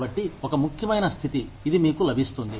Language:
Telugu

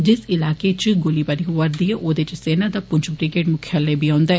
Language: Dogri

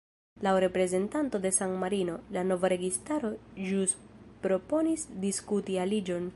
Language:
Esperanto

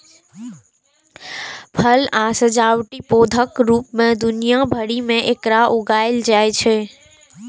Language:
Maithili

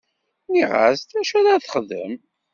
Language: Kabyle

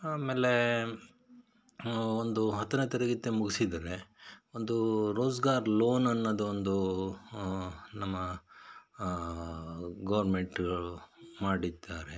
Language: Kannada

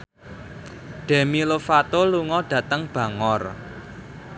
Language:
Javanese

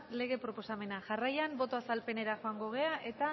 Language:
Basque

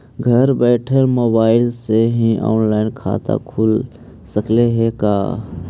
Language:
Magahi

